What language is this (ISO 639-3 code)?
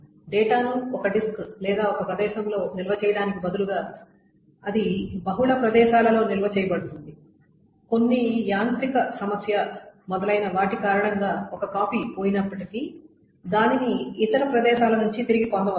tel